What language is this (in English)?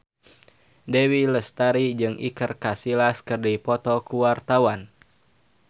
Sundanese